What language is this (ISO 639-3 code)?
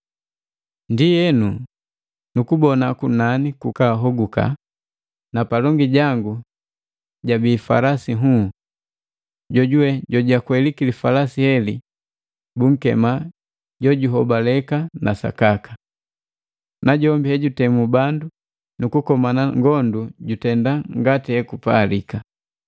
mgv